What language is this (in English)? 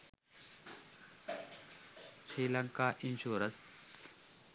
Sinhala